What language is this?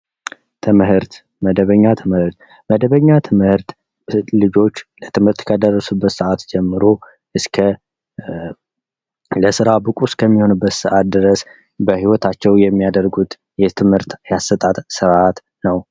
Amharic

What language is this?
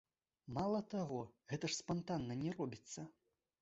Belarusian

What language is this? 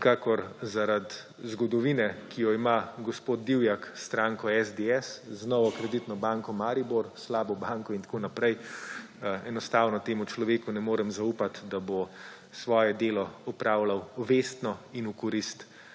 Slovenian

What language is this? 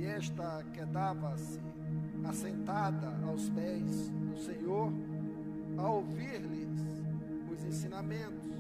Portuguese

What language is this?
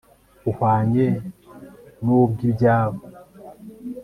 Kinyarwanda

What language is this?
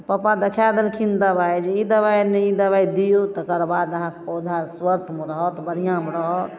Maithili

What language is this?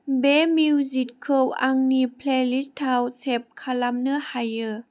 Bodo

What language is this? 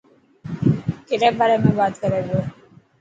Dhatki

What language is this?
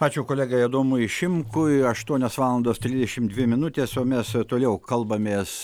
Lithuanian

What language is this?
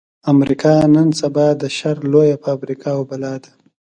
Pashto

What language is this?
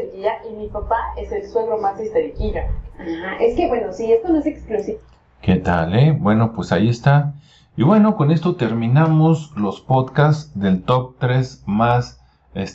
Spanish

